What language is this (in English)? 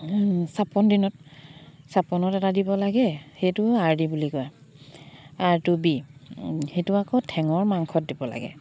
Assamese